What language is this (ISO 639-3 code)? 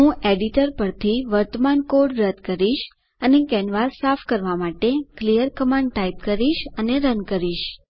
guj